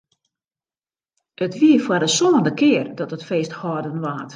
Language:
Western Frisian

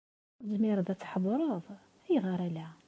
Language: Kabyle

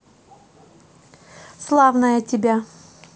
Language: Russian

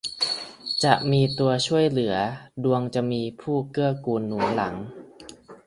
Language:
Thai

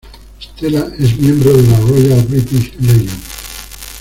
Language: Spanish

